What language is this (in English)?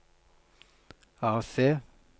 Norwegian